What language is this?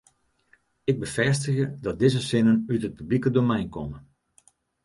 Western Frisian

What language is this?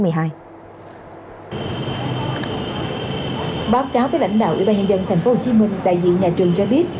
Vietnamese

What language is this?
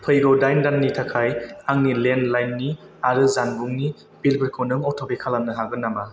Bodo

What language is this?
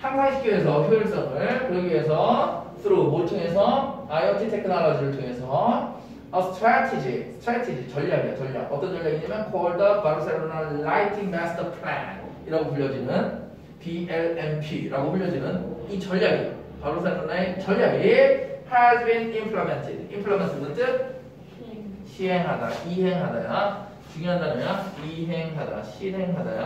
Korean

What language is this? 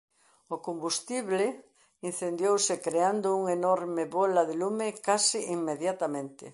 Galician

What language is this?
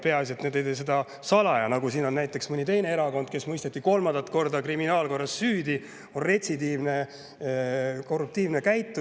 Estonian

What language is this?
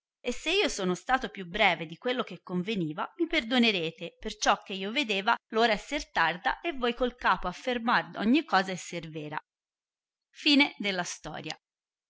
Italian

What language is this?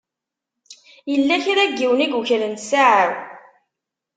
Kabyle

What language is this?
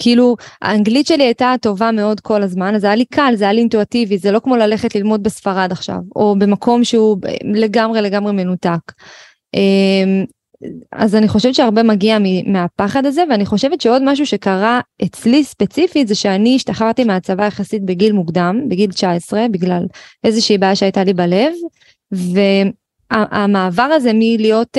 Hebrew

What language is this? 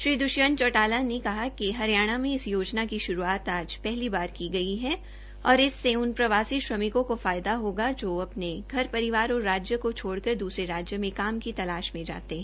Hindi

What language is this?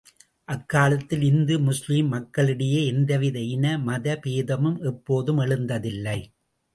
Tamil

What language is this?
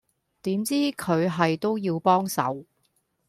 Cantonese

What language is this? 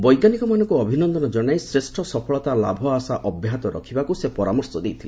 Odia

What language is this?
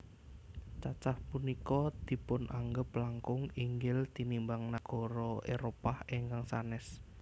Javanese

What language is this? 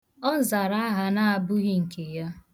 Igbo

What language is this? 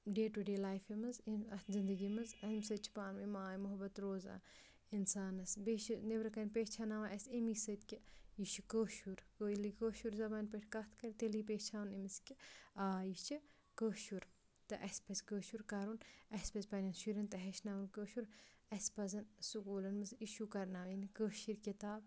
Kashmiri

